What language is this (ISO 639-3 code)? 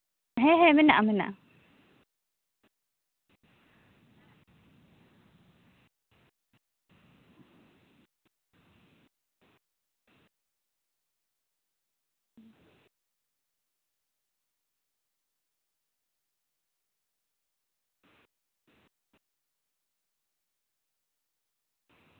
sat